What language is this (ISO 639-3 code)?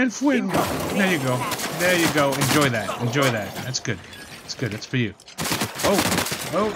eng